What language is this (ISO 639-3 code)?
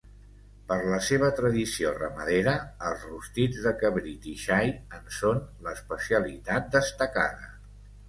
cat